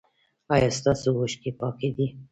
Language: Pashto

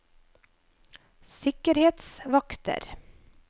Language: Norwegian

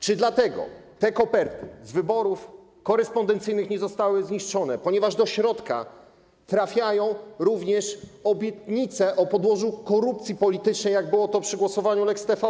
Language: Polish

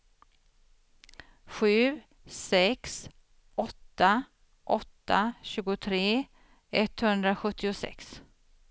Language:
Swedish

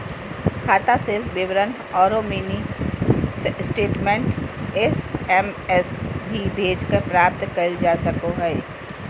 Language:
Magahi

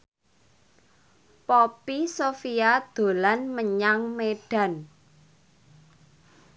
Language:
Javanese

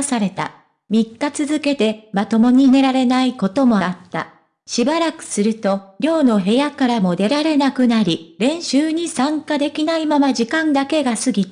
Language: Japanese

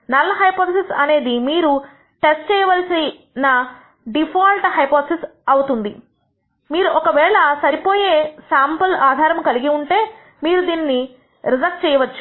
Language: Telugu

